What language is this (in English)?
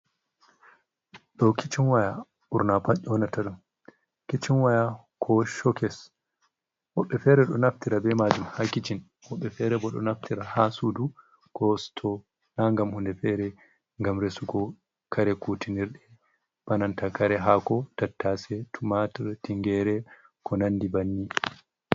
Fula